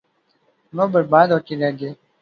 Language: Urdu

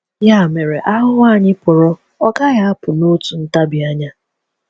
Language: Igbo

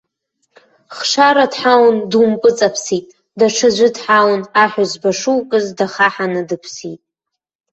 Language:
Abkhazian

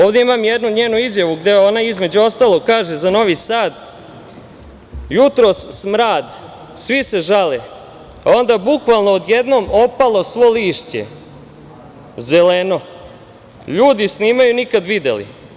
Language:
Serbian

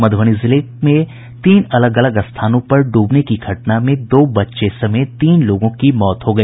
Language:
Hindi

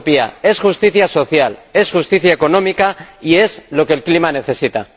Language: Spanish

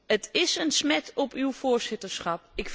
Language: Dutch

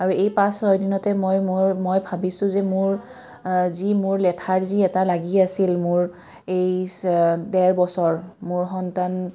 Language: Assamese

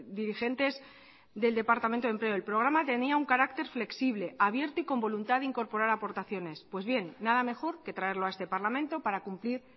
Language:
Spanish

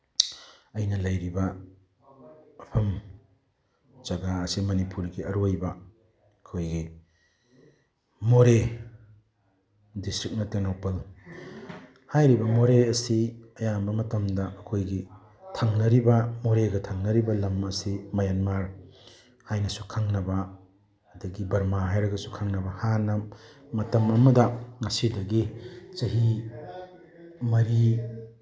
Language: Manipuri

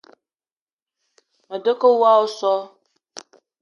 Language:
Eton (Cameroon)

